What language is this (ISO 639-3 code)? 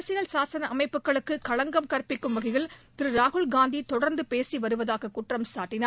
tam